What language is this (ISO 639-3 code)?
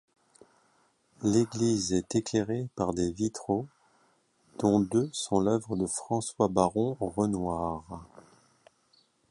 fra